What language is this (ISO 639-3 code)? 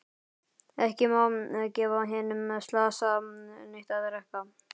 isl